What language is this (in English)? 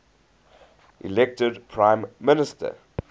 English